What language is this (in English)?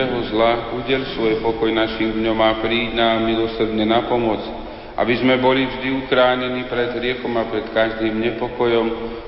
Slovak